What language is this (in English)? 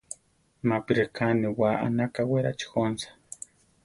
Central Tarahumara